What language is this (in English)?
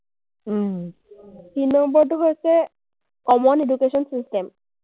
Assamese